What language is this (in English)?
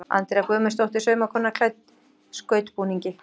Icelandic